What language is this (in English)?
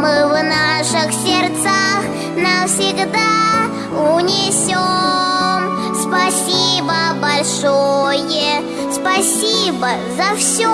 Ukrainian